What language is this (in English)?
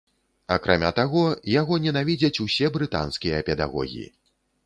Belarusian